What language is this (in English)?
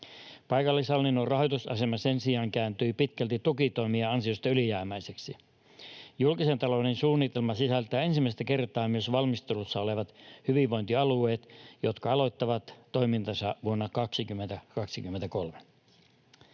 Finnish